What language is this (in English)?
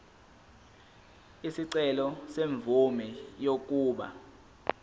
Zulu